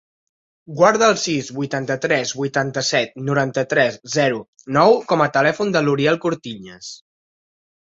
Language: Catalan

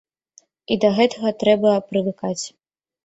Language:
Belarusian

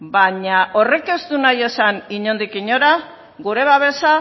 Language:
Basque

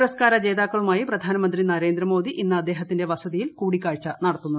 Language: Malayalam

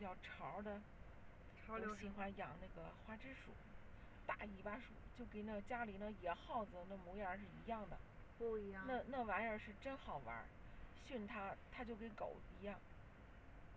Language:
Chinese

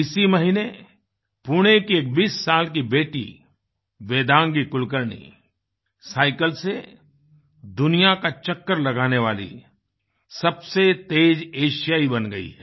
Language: Hindi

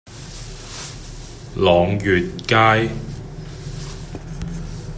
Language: Cantonese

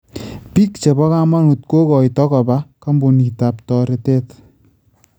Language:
Kalenjin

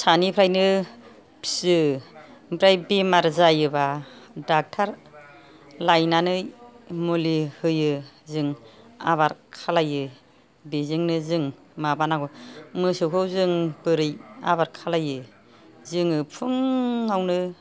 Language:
Bodo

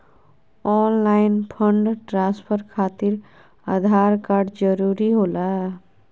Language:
Magahi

